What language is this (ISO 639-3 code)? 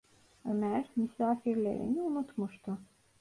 tur